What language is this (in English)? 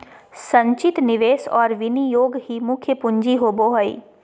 Magahi